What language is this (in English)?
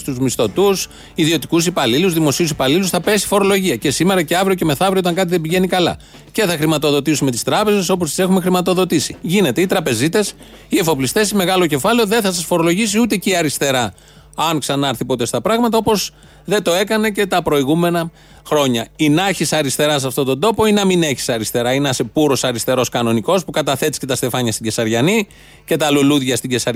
Greek